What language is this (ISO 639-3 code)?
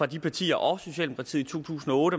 dan